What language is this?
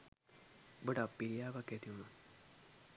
Sinhala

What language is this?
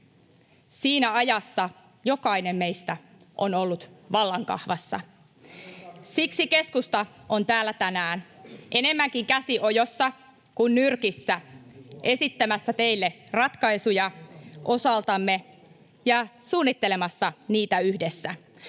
Finnish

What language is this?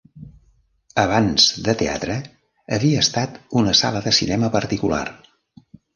Catalan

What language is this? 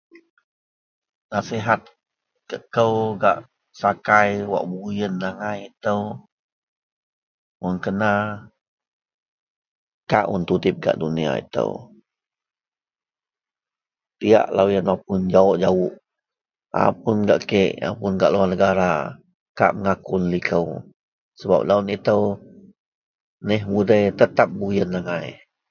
Central Melanau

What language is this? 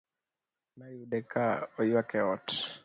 Luo (Kenya and Tanzania)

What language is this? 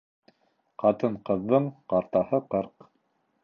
Bashkir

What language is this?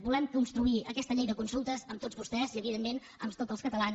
Catalan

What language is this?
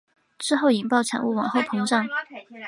Chinese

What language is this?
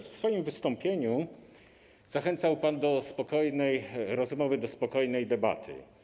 Polish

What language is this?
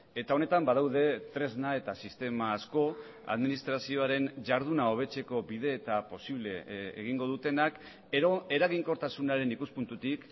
Basque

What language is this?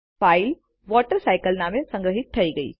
Gujarati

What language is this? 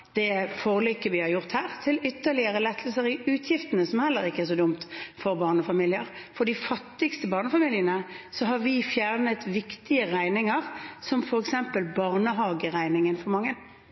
Norwegian Bokmål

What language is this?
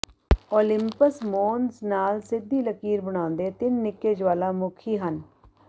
Punjabi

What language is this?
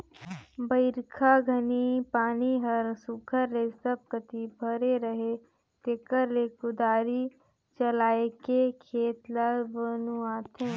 Chhattisgarhi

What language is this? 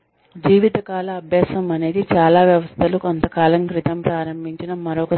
Telugu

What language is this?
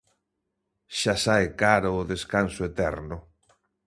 Galician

